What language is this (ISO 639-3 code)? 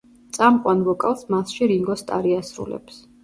kat